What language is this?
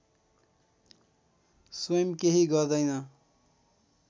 Nepali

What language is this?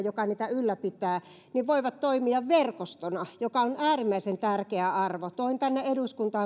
Finnish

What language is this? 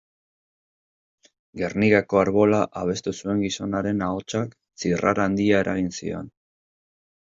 Basque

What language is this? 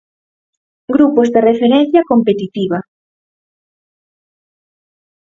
Galician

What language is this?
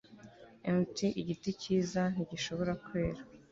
Kinyarwanda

